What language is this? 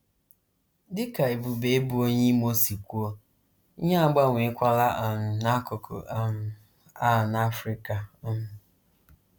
Igbo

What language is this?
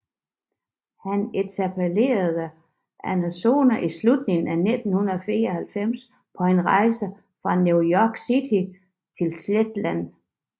Danish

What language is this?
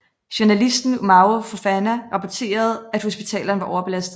Danish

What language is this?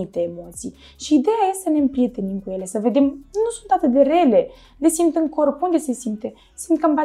Romanian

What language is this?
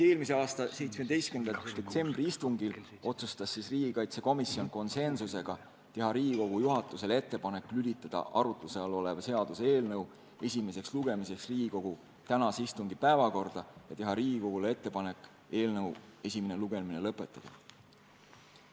Estonian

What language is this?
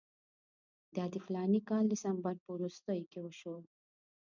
Pashto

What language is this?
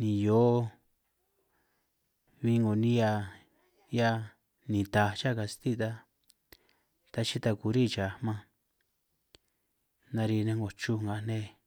San Martín Itunyoso Triqui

